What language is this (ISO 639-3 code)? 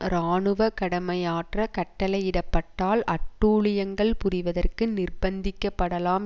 tam